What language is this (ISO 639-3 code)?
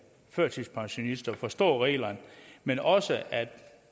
dan